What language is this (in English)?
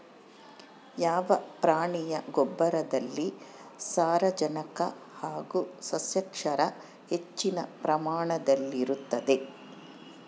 Kannada